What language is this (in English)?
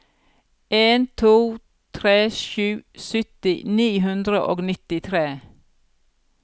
Norwegian